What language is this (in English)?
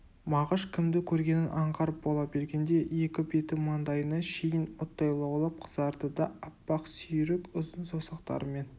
Kazakh